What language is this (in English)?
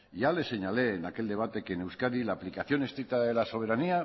Spanish